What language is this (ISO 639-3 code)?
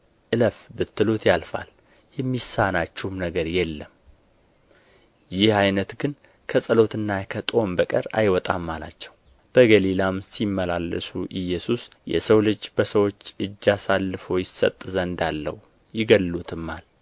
amh